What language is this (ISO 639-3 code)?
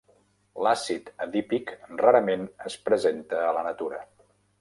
cat